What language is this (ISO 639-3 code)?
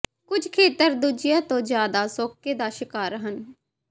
pan